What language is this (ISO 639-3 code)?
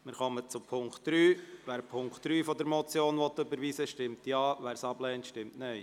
gsw